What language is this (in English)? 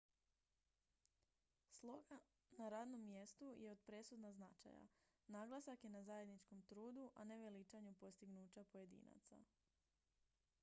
Croatian